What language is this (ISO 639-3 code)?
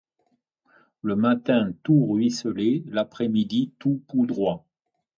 fra